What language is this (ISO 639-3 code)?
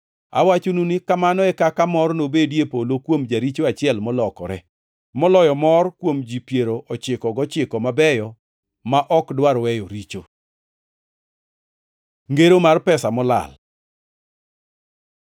luo